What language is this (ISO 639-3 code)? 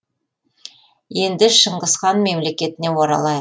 kaz